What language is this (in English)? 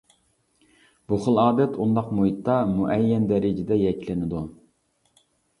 Uyghur